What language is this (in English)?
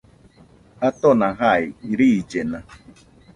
Nüpode Huitoto